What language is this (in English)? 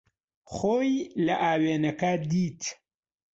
Central Kurdish